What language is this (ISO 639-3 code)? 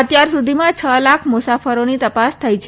guj